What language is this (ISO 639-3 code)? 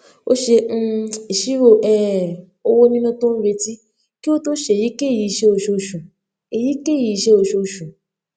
yor